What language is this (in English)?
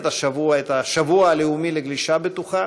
Hebrew